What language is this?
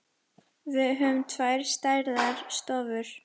Icelandic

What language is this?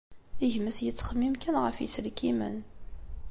Kabyle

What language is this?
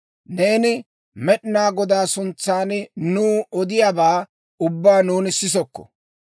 Dawro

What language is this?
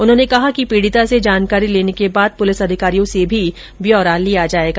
Hindi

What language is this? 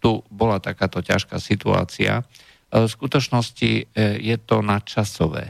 Slovak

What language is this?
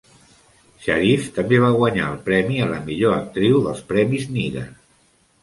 Catalan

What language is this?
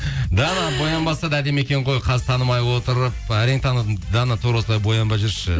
Kazakh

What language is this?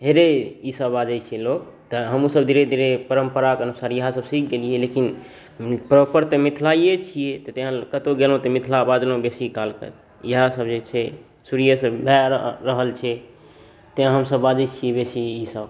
Maithili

